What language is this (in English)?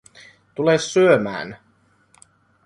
Finnish